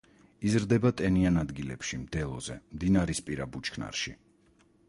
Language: Georgian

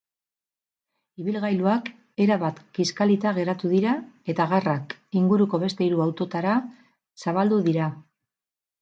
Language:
Basque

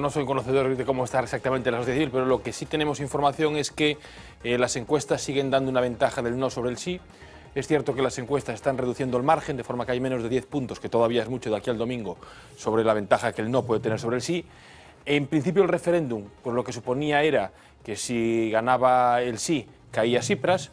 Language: Spanish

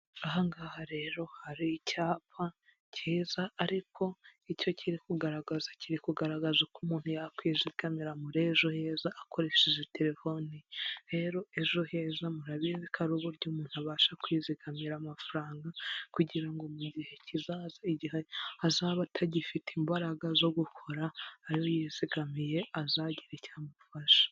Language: Kinyarwanda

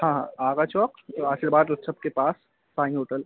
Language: Hindi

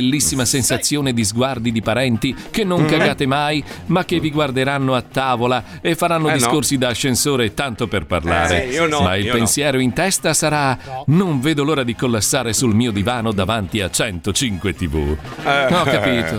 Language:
Italian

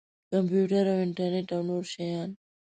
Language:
Pashto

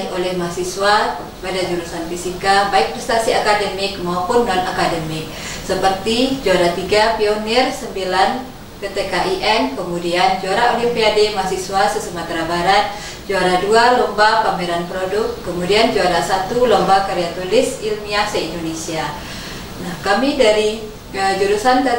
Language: Indonesian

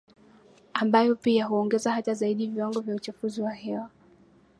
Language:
Swahili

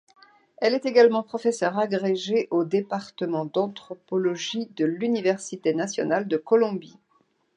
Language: French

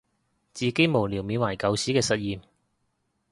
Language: Cantonese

